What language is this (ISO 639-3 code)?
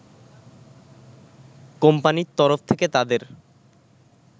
ben